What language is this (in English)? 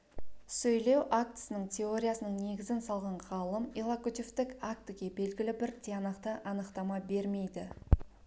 Kazakh